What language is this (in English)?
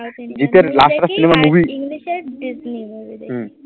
Bangla